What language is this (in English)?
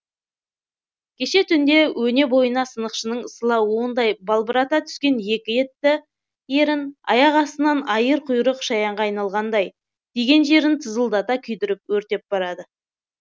Kazakh